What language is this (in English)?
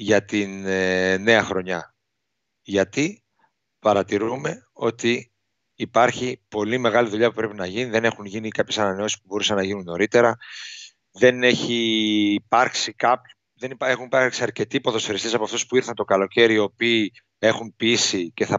Greek